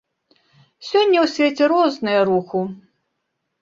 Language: Belarusian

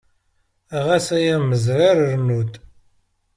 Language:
Kabyle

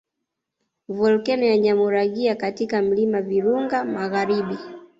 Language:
Swahili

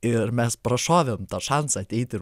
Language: Lithuanian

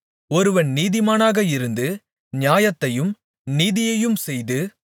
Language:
Tamil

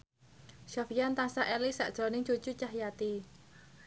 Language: Javanese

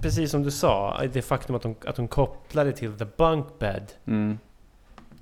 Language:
Swedish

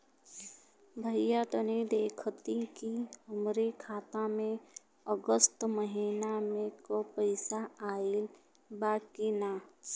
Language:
Bhojpuri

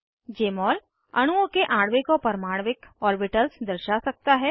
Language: Hindi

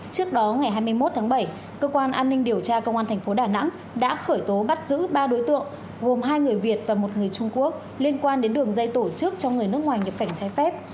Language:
Vietnamese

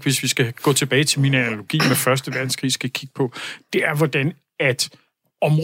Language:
Danish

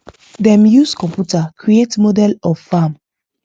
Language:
Nigerian Pidgin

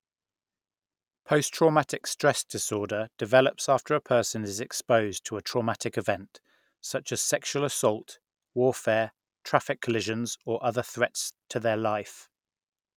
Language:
English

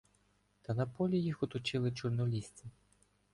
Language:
Ukrainian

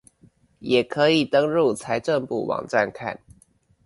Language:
Chinese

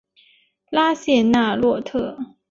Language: Chinese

